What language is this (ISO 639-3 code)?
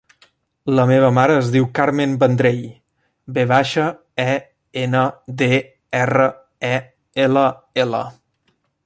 cat